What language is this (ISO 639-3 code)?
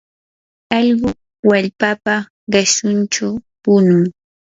qur